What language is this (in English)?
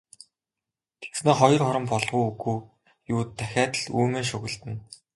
Mongolian